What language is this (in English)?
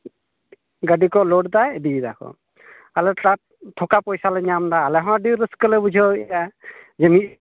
Santali